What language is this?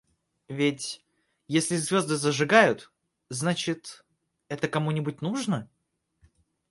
Russian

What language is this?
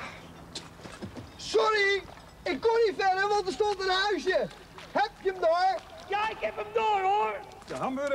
Dutch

